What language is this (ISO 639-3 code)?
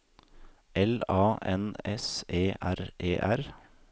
nor